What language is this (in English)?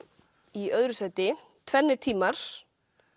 Icelandic